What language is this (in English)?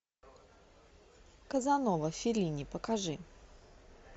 Russian